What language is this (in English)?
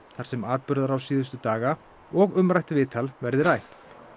Icelandic